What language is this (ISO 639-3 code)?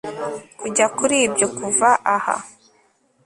kin